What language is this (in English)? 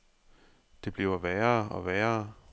Danish